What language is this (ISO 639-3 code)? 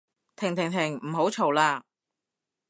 yue